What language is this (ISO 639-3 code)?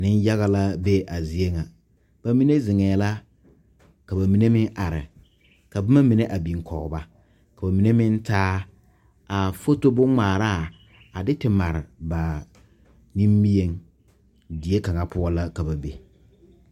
dga